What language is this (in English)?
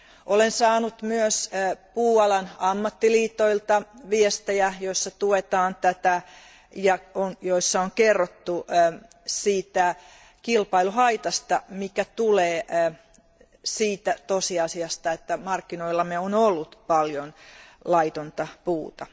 Finnish